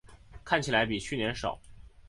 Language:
Chinese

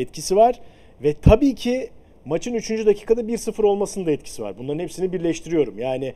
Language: Turkish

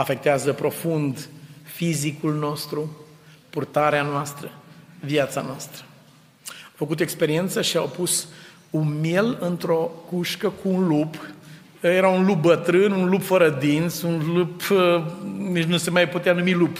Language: Romanian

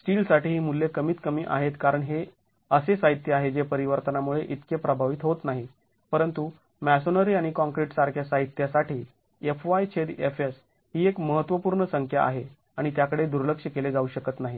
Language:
Marathi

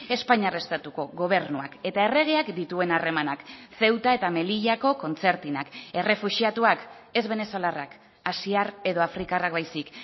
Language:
Basque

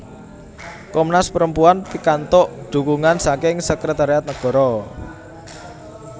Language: Javanese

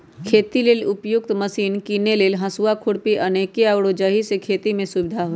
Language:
Magahi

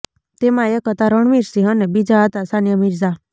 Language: Gujarati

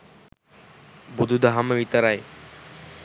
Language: Sinhala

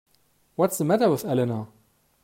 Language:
English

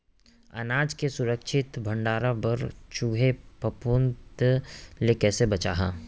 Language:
Chhattisgarhi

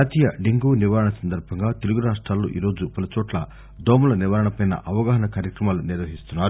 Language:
Telugu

